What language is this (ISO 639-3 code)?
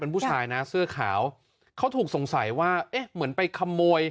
tha